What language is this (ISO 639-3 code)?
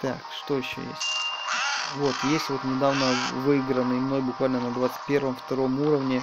rus